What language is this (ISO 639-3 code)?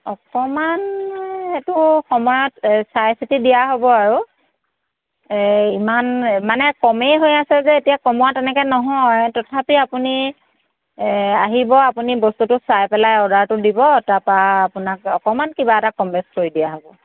asm